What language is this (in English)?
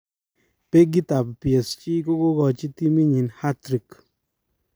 Kalenjin